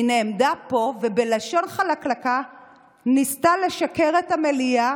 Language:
Hebrew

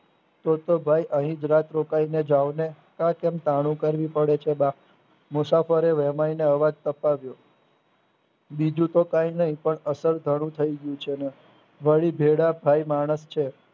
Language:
Gujarati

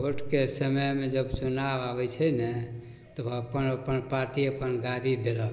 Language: Maithili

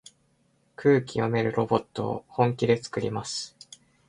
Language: Japanese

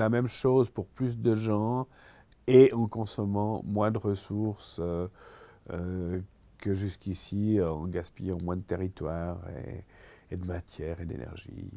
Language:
French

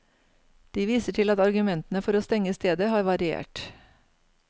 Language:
Norwegian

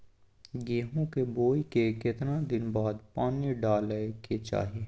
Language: Maithili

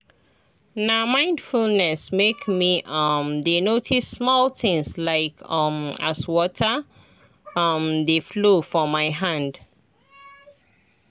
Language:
Nigerian Pidgin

